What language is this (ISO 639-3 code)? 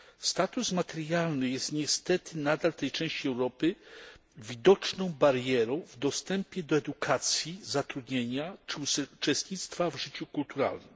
pol